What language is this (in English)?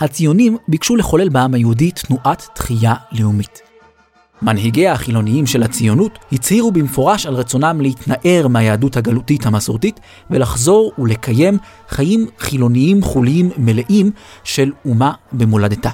Hebrew